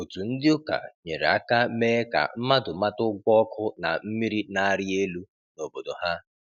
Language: Igbo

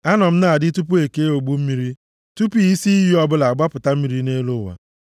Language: Igbo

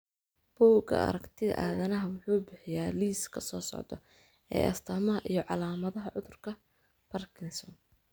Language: Somali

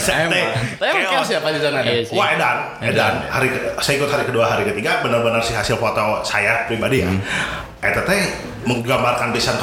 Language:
Indonesian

